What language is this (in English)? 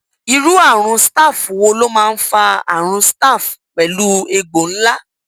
Yoruba